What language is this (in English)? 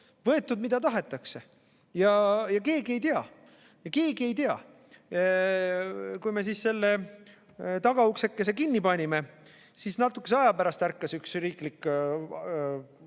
Estonian